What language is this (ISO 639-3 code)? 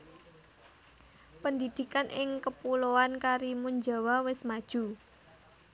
jav